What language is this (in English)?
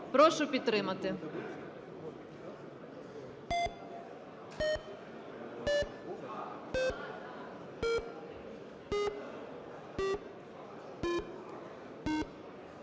Ukrainian